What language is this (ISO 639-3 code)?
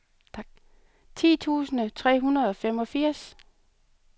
dan